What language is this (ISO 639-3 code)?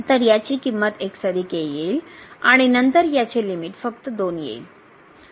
mar